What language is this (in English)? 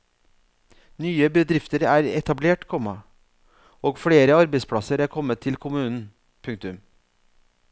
Norwegian